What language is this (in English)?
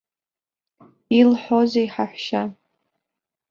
Abkhazian